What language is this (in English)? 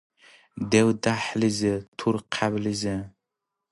Dargwa